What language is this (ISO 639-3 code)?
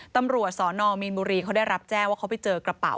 tha